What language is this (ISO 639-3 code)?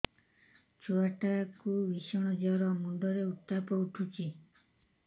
ori